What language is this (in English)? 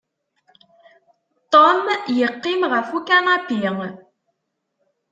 Kabyle